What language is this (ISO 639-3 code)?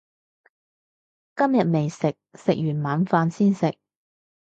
yue